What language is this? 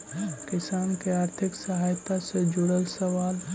Magahi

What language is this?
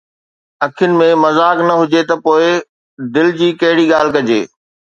Sindhi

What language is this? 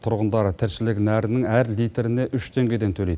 Kazakh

